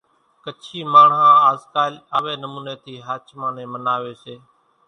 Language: Kachi Koli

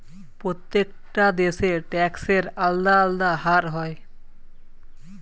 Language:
Bangla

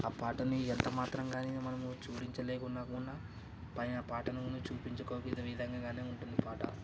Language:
Telugu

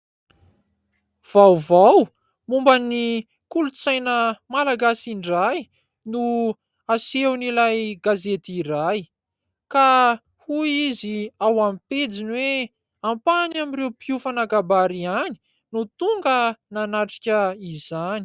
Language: Malagasy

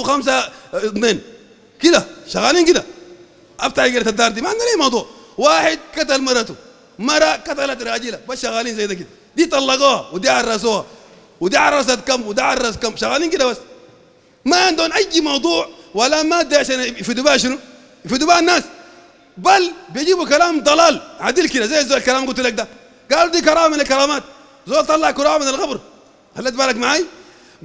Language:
Arabic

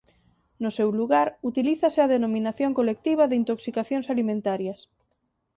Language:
Galician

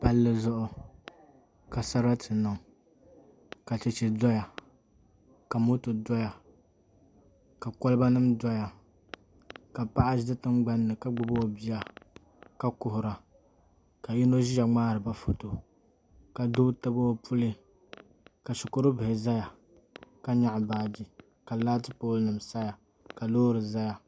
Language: Dagbani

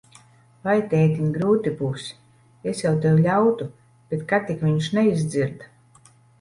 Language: Latvian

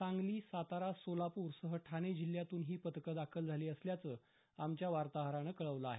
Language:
Marathi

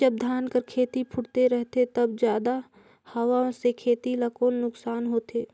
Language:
Chhattisgarhi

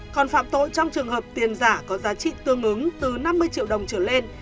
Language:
Vietnamese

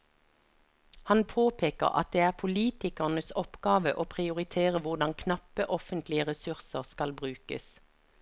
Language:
Norwegian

